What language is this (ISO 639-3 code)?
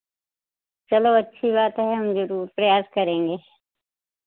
hin